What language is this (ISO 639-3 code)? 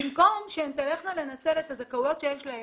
heb